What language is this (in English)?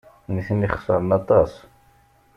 Kabyle